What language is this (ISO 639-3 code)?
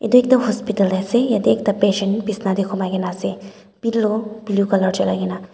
nag